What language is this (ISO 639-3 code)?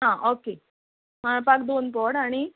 kok